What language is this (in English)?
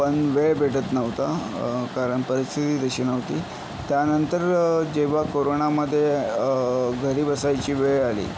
Marathi